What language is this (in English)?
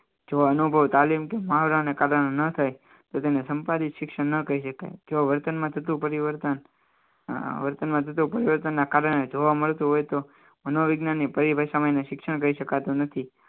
Gujarati